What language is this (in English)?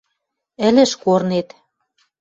Western Mari